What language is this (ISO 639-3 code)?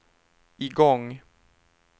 swe